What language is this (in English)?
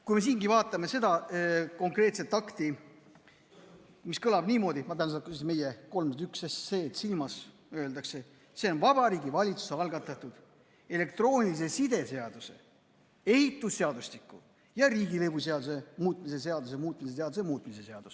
Estonian